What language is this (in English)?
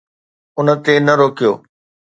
Sindhi